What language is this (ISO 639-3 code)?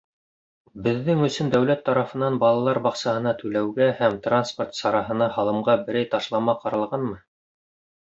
bak